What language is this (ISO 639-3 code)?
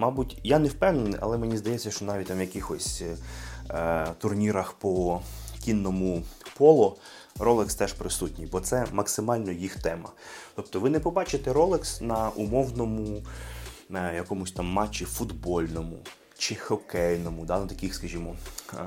ukr